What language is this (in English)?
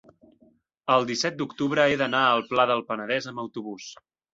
Catalan